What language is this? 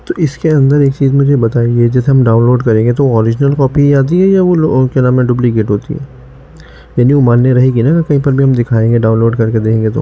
Urdu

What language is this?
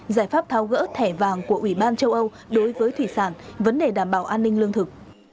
Vietnamese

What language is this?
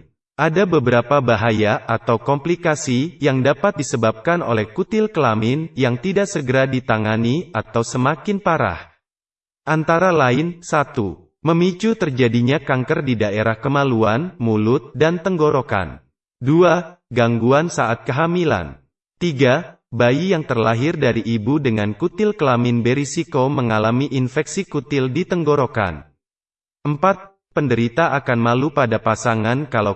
Indonesian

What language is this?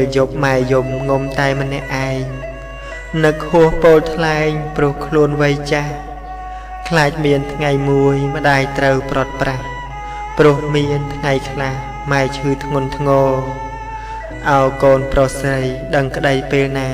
Thai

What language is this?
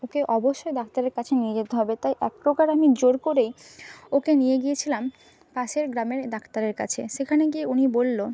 Bangla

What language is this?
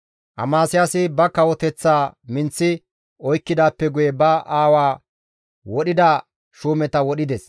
Gamo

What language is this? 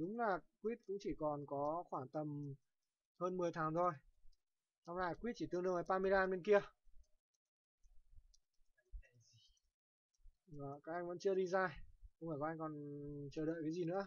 Vietnamese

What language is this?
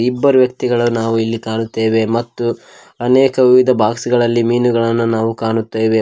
Kannada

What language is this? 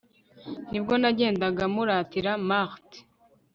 Kinyarwanda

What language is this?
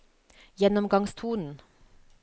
Norwegian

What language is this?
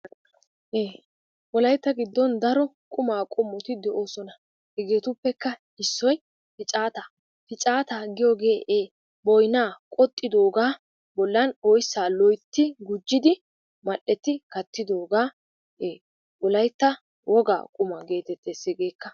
Wolaytta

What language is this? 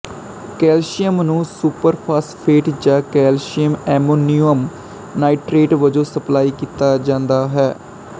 Punjabi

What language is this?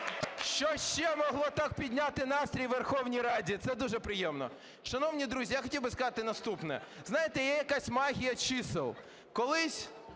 Ukrainian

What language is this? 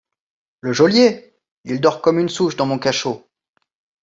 French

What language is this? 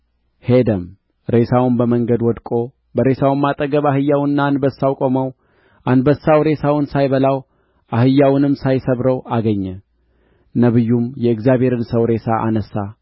Amharic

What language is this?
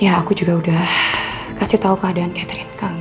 Indonesian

